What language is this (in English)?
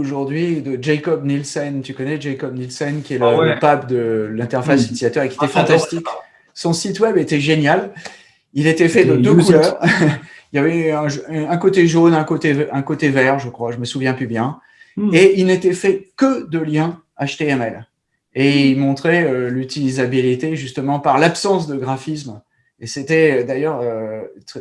French